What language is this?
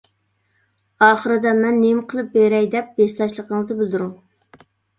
Uyghur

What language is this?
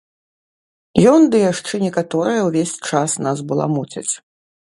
Belarusian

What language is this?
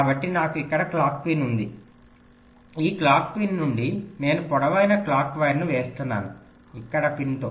Telugu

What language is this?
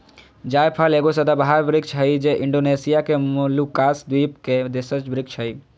Magahi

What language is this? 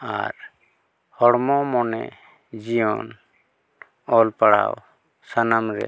Santali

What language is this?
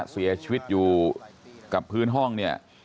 Thai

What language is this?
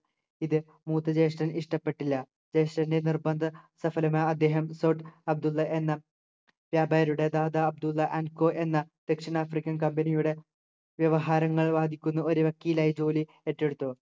Malayalam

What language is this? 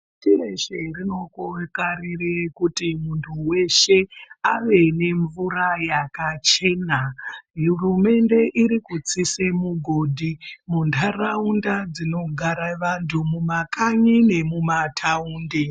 Ndau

